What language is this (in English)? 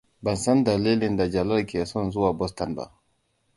Hausa